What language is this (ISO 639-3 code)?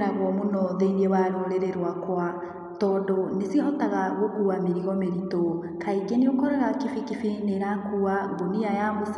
kik